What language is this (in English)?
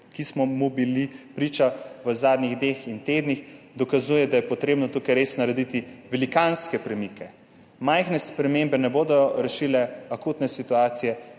Slovenian